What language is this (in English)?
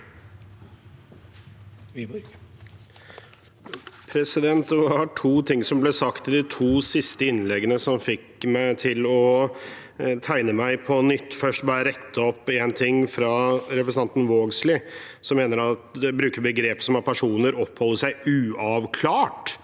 Norwegian